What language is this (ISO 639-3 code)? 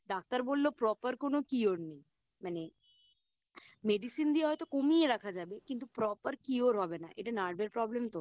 ben